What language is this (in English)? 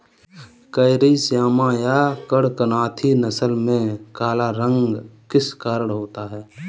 Hindi